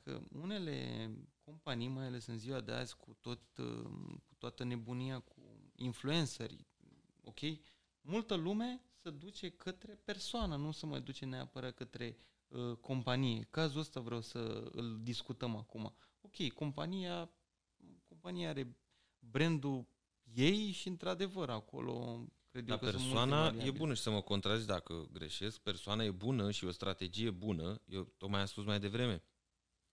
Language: Romanian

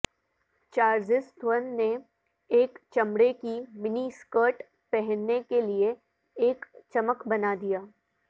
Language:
Urdu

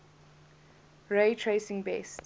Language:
English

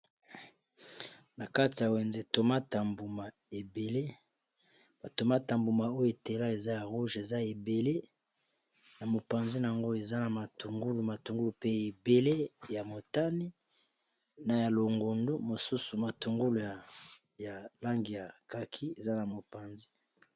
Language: Lingala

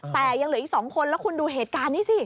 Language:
Thai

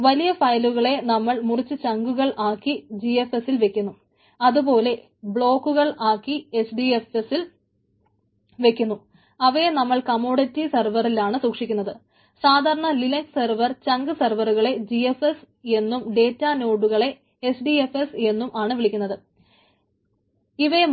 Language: Malayalam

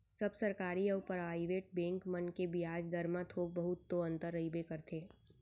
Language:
Chhattisgarhi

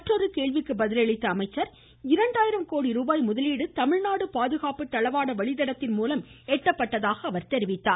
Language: Tamil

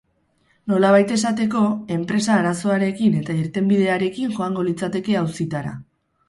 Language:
Basque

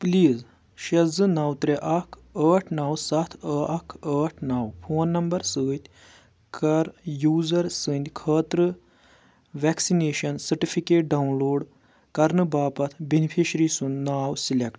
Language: Kashmiri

